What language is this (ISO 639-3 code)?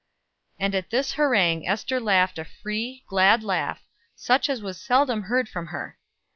eng